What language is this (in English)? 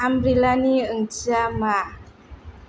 Bodo